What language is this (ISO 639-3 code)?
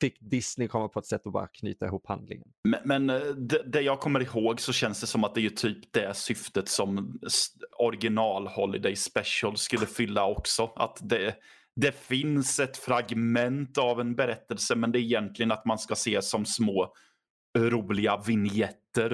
swe